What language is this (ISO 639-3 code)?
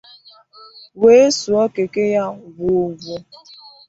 ibo